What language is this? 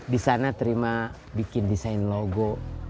Indonesian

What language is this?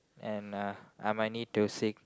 English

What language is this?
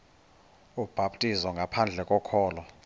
Xhosa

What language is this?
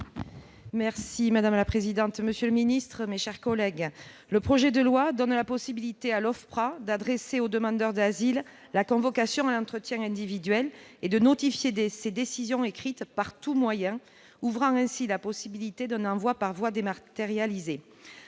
French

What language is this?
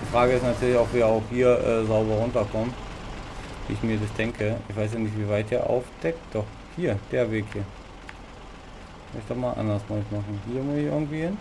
German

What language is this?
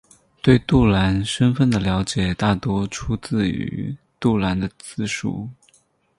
Chinese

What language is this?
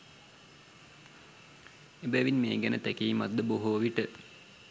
Sinhala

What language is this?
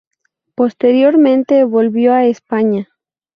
Spanish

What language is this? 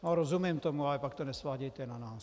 Czech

